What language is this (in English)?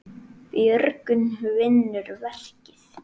Icelandic